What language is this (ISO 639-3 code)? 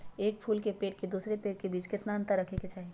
mag